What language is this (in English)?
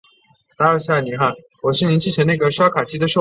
Chinese